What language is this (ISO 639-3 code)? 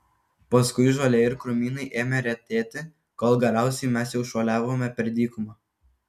lit